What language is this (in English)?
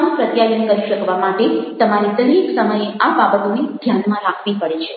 Gujarati